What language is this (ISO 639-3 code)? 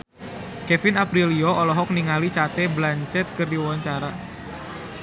sun